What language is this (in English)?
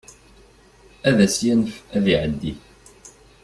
Kabyle